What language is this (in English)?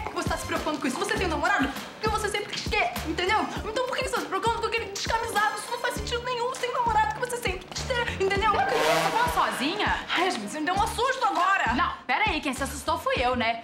Portuguese